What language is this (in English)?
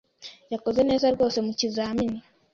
Kinyarwanda